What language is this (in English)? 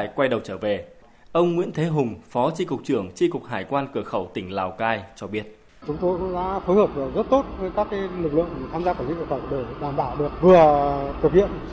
Vietnamese